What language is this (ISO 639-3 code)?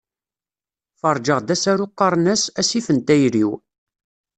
kab